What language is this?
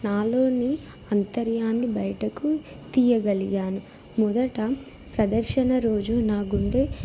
Telugu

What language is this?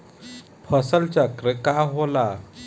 Bhojpuri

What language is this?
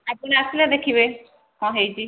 Odia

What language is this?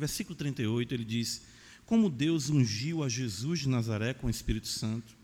Portuguese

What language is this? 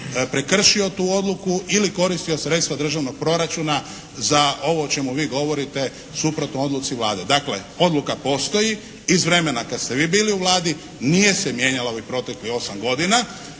Croatian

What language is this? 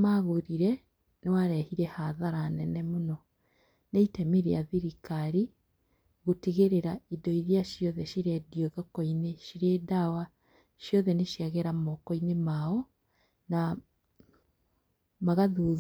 Kikuyu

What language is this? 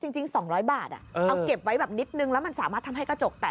Thai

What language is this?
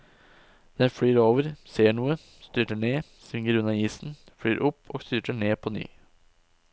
Norwegian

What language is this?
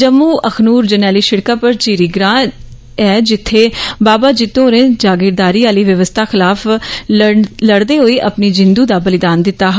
Dogri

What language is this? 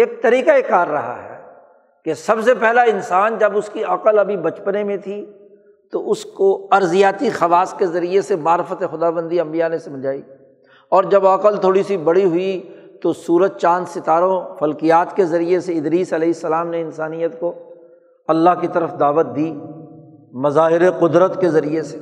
Urdu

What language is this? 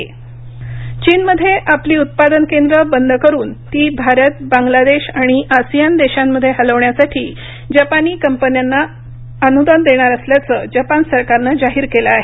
Marathi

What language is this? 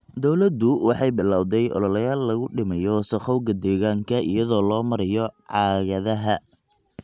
Somali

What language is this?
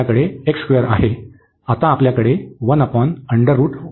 Marathi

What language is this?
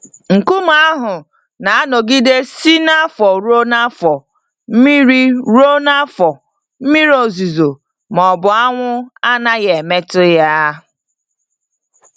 Igbo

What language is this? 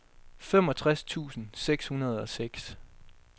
Danish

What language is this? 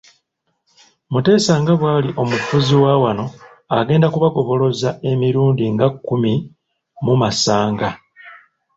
Ganda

